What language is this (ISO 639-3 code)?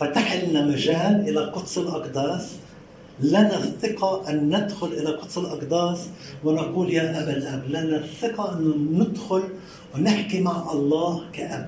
ara